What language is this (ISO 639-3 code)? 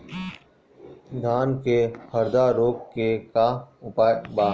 bho